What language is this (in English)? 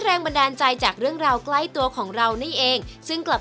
Thai